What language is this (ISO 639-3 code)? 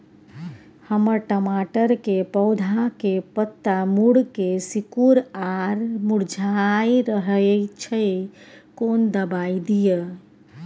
mai